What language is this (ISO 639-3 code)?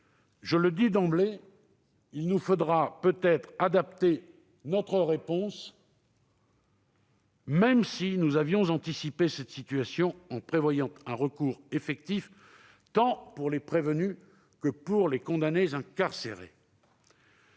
fra